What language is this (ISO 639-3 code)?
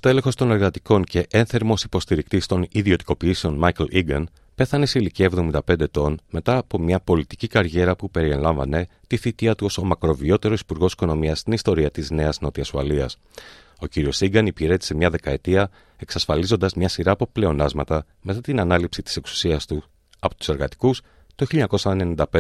ell